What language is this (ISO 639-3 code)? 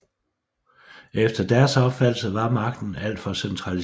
dan